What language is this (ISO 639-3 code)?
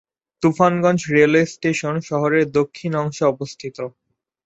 ben